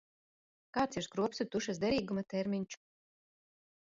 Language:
Latvian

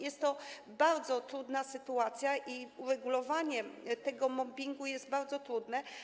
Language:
Polish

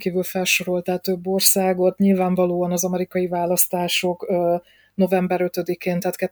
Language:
Hungarian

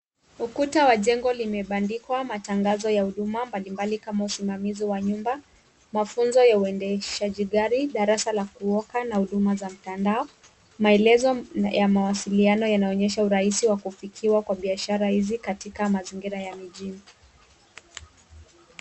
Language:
Swahili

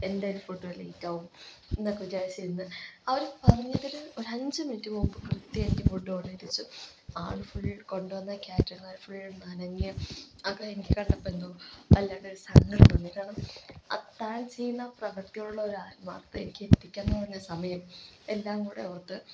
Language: Malayalam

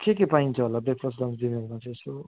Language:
Nepali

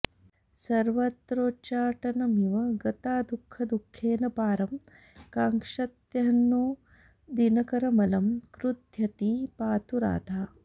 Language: Sanskrit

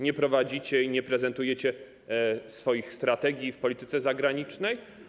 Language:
Polish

